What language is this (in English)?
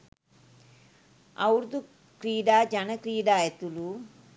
Sinhala